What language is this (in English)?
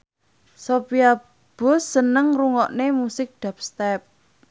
Javanese